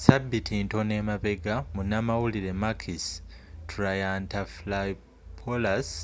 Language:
Ganda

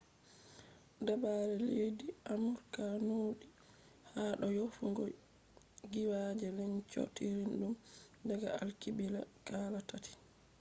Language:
Fula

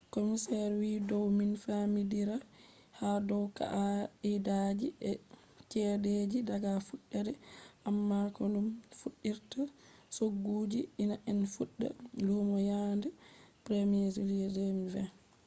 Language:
Fula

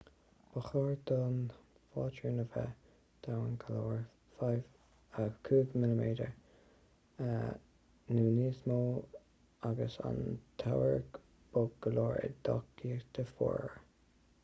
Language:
Irish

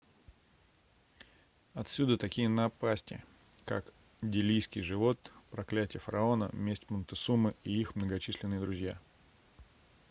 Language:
Russian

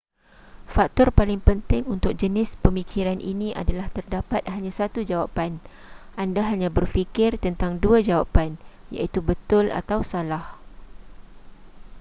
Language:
Malay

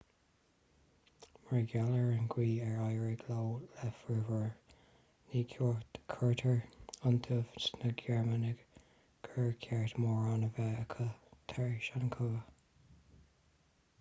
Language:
Irish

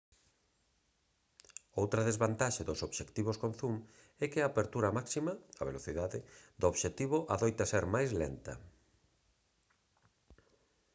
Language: Galician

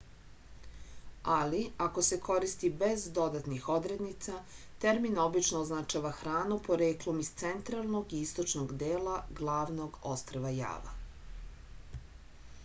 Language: Serbian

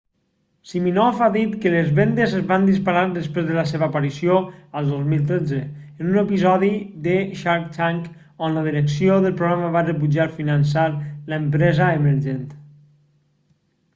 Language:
Catalan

